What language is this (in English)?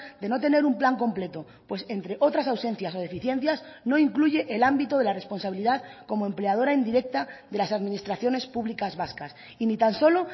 Spanish